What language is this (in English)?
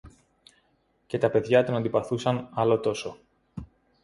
Greek